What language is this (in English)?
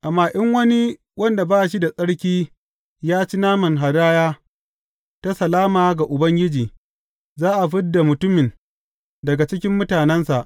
Hausa